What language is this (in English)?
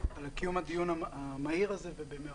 Hebrew